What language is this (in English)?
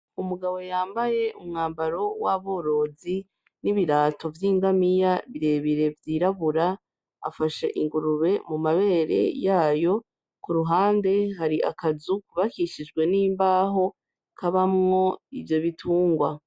Rundi